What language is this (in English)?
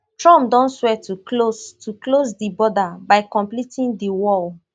Nigerian Pidgin